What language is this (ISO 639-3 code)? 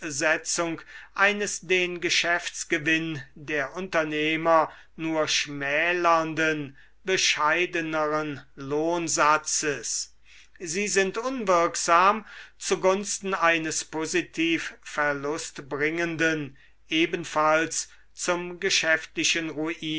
deu